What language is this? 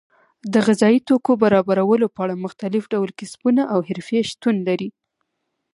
Pashto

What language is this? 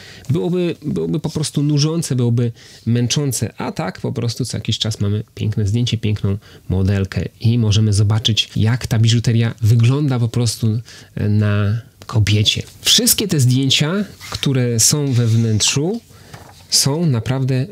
Polish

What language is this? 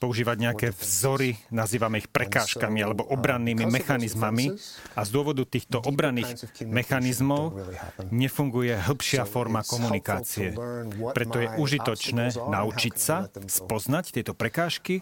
Slovak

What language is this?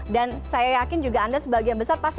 Indonesian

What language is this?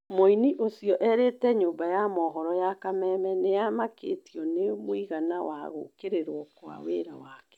Kikuyu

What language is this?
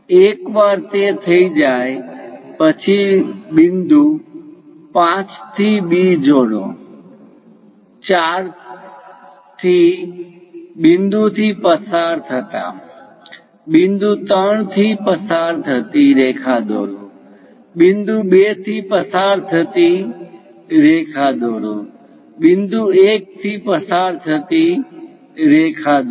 Gujarati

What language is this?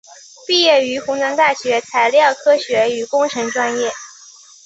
Chinese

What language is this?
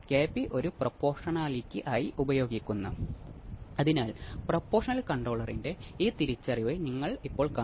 Malayalam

